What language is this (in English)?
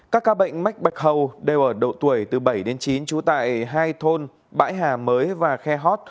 Vietnamese